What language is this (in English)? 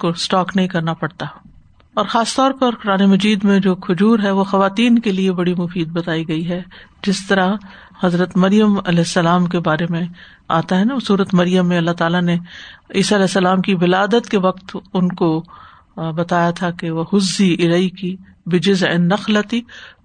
Urdu